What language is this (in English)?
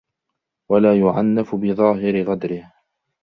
Arabic